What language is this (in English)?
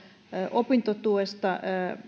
Finnish